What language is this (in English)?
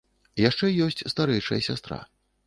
Belarusian